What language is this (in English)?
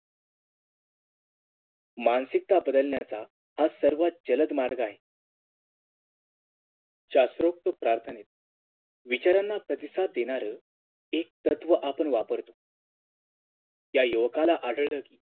Marathi